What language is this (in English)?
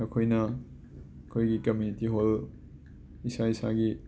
Manipuri